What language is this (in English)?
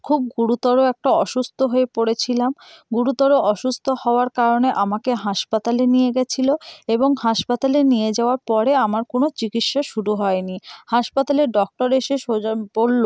Bangla